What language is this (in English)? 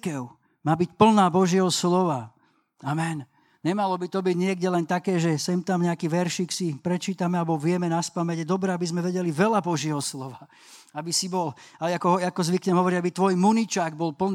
Slovak